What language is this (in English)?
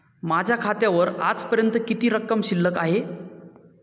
Marathi